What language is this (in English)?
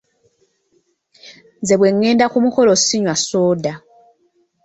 Ganda